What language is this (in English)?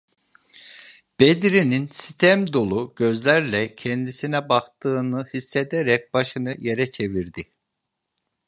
Turkish